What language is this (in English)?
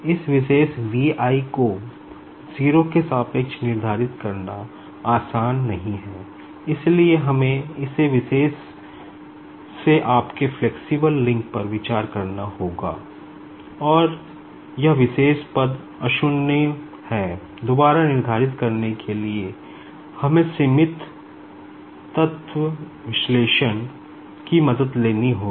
Hindi